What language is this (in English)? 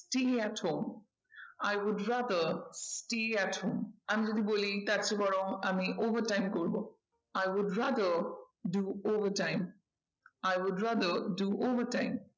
Bangla